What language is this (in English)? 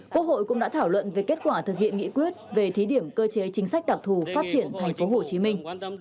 Vietnamese